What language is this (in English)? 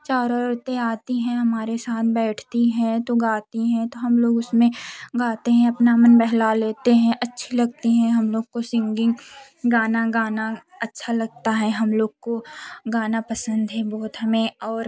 Hindi